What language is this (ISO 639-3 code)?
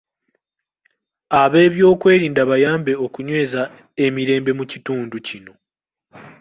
lug